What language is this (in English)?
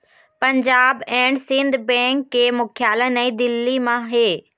Chhattisgarhi